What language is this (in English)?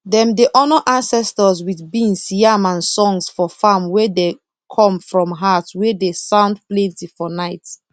Nigerian Pidgin